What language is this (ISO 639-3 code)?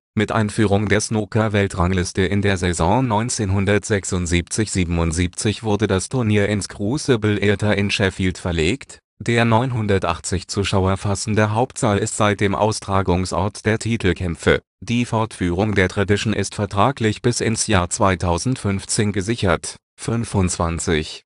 deu